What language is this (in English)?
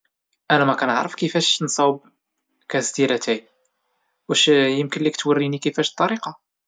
Moroccan Arabic